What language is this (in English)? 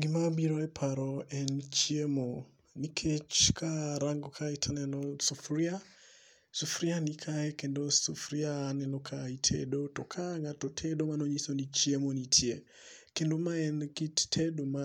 Luo (Kenya and Tanzania)